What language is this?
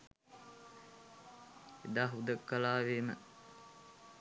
Sinhala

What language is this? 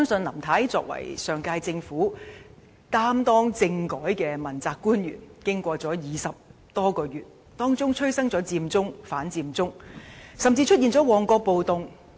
Cantonese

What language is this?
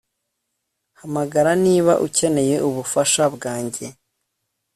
Kinyarwanda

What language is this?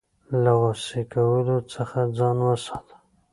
Pashto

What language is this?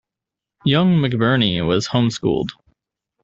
English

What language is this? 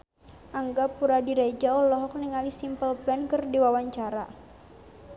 Sundanese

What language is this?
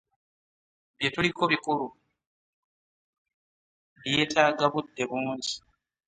Ganda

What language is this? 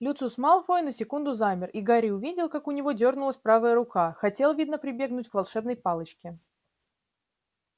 Russian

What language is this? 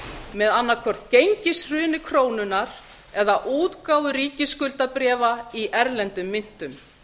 Icelandic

